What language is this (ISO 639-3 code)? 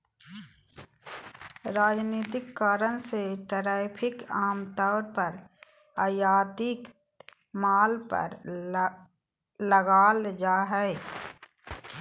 mag